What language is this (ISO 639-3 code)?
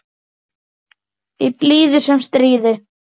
isl